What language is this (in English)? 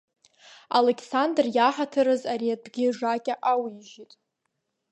Abkhazian